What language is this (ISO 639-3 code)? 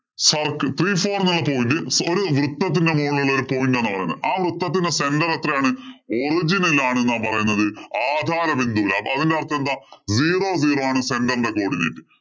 mal